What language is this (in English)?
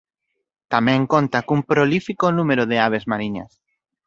Galician